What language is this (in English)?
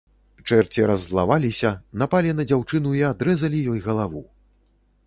Belarusian